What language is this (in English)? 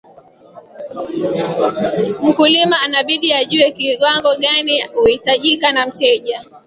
Swahili